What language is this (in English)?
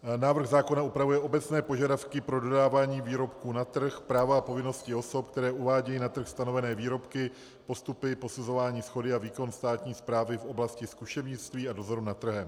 Czech